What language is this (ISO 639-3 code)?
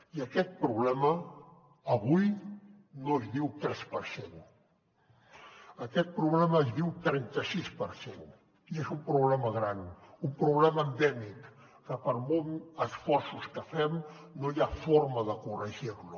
cat